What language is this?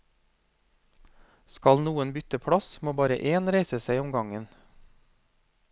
Norwegian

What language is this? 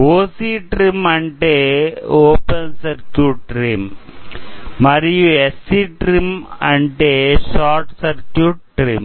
Telugu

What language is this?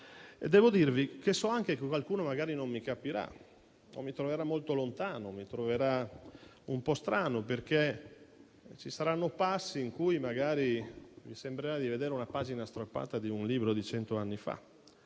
Italian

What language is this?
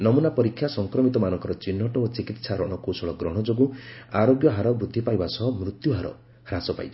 Odia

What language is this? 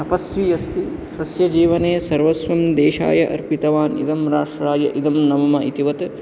Sanskrit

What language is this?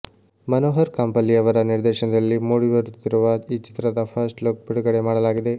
Kannada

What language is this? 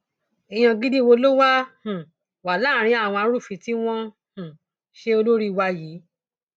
Yoruba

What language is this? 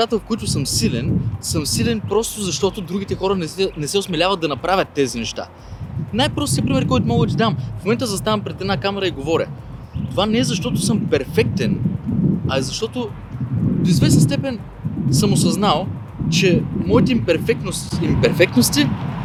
Bulgarian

